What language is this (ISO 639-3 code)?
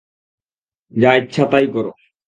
ben